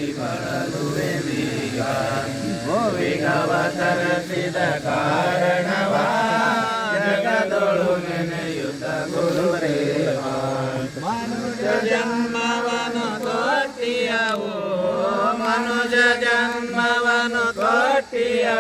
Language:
Indonesian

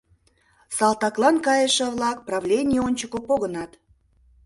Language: Mari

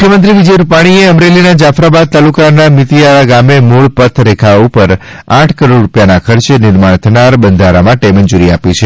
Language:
Gujarati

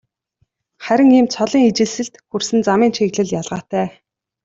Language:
Mongolian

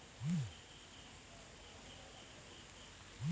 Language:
Kannada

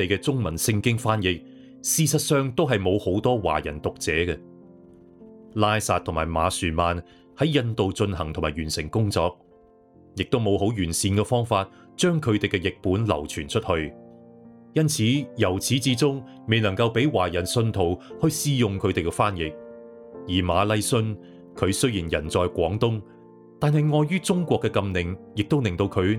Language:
Chinese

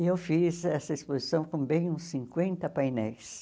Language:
Portuguese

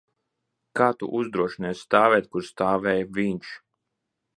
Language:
Latvian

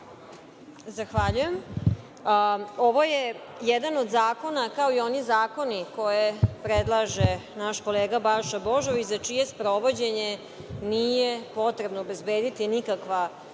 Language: Serbian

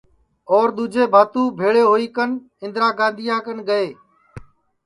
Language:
Sansi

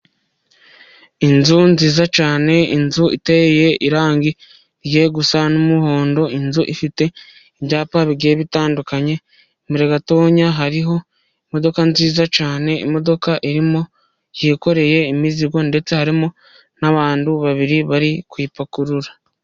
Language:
Kinyarwanda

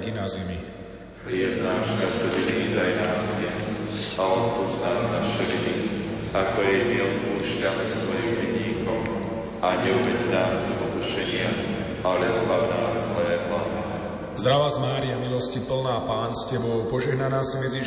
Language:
Slovak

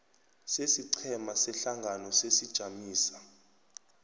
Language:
South Ndebele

